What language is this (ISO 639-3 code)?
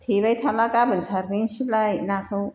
brx